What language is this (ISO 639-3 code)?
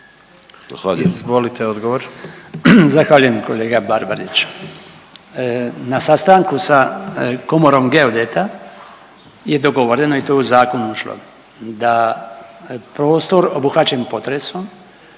hrv